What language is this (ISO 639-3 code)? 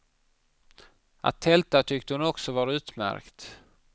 swe